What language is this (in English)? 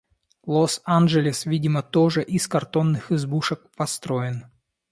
Russian